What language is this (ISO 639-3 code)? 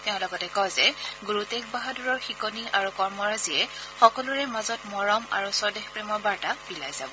asm